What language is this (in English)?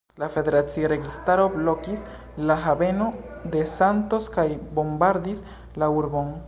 Esperanto